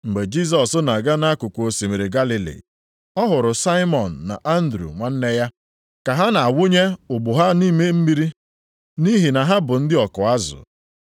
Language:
Igbo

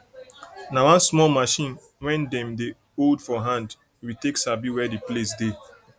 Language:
Nigerian Pidgin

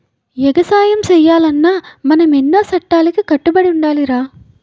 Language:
Telugu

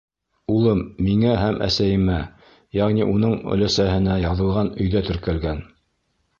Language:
Bashkir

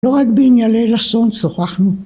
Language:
Hebrew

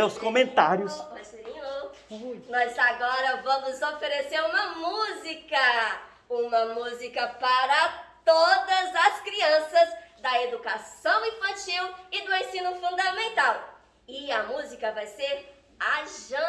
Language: Portuguese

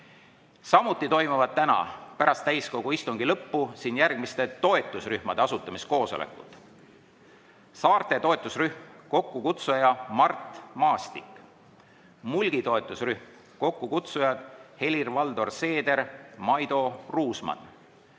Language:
Estonian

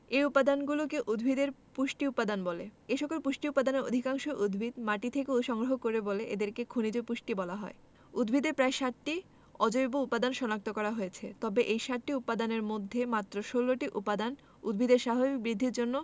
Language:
Bangla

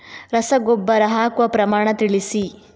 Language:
Kannada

